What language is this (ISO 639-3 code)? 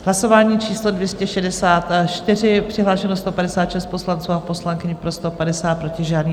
ces